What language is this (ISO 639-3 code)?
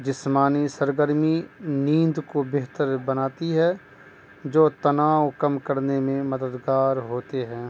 urd